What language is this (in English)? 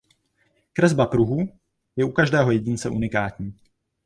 Czech